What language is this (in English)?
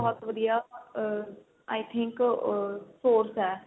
Punjabi